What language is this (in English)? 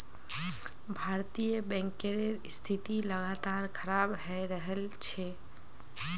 Magahi